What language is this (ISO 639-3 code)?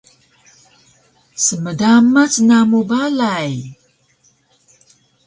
trv